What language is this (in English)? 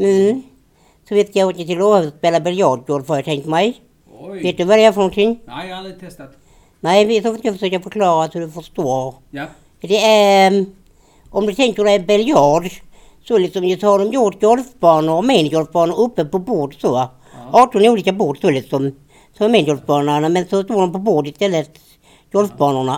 Swedish